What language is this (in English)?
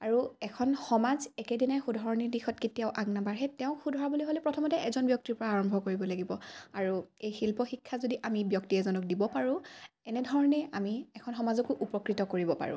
Assamese